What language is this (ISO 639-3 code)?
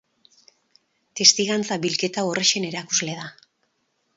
eus